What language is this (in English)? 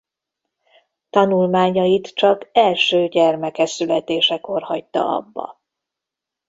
Hungarian